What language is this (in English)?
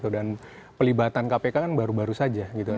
Indonesian